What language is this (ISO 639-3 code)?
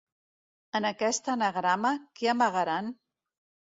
cat